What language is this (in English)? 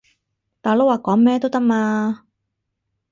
Cantonese